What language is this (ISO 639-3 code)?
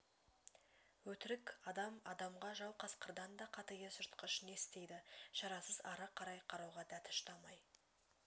kaz